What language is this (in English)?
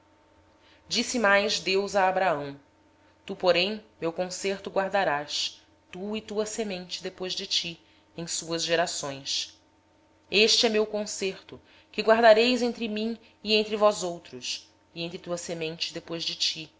Portuguese